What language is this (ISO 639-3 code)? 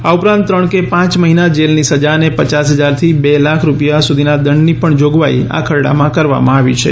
guj